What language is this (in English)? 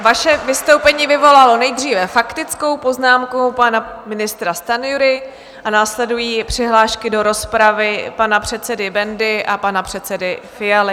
Czech